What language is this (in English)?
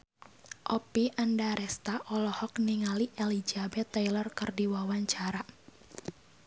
Sundanese